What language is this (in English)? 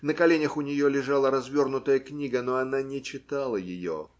Russian